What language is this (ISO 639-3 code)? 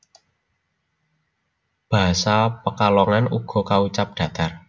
jav